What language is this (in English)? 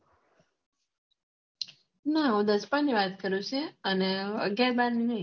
Gujarati